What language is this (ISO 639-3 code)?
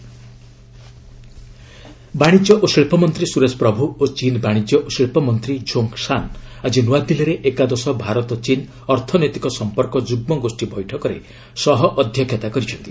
ori